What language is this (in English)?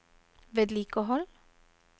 Norwegian